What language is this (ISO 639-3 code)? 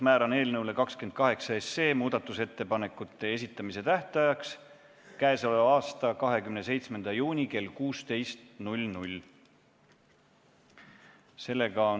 est